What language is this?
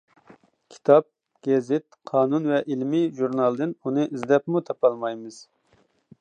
Uyghur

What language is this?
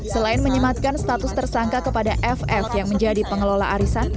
Indonesian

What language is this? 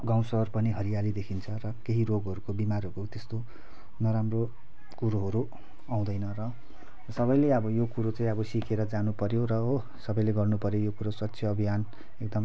Nepali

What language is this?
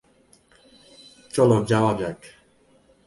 Bangla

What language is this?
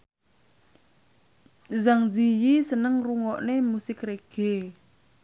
Javanese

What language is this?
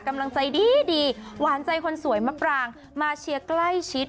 Thai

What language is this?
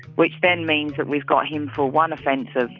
English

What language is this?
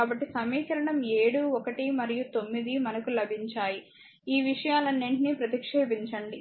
Telugu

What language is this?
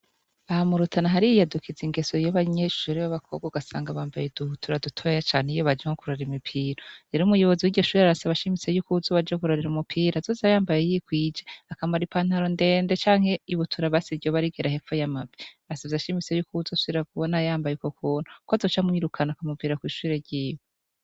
Rundi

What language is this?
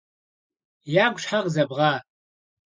Kabardian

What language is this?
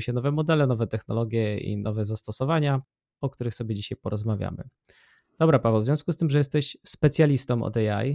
Polish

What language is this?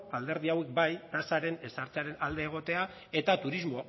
Basque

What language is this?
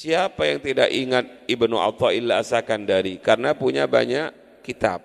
Indonesian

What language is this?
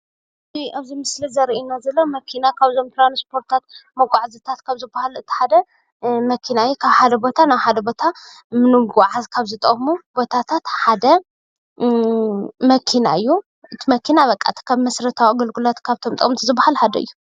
Tigrinya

